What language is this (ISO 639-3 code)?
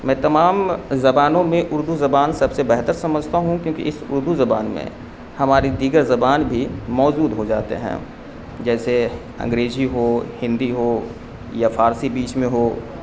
urd